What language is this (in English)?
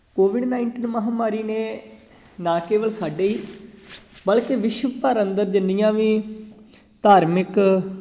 Punjabi